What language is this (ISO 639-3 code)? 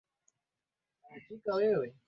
swa